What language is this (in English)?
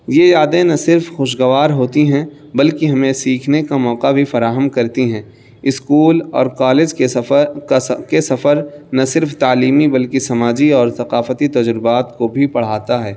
Urdu